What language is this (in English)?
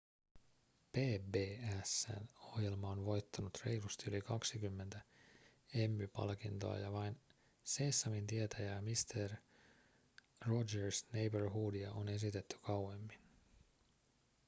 Finnish